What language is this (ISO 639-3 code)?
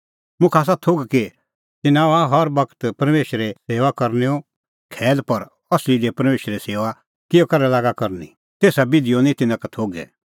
kfx